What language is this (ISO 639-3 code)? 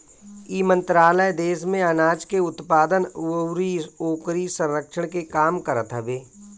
bho